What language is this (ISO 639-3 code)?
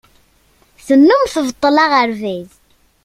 kab